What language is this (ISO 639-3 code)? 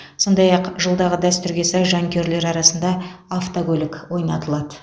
kaz